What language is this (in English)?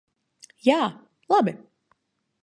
Latvian